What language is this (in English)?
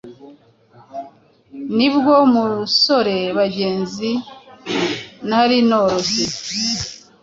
Kinyarwanda